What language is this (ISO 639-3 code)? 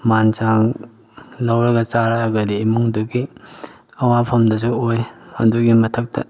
mni